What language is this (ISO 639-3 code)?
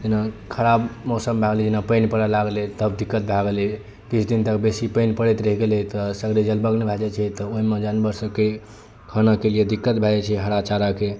mai